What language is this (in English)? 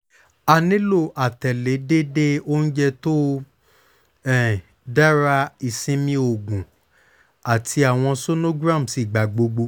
Yoruba